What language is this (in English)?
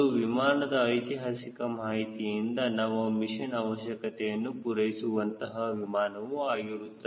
Kannada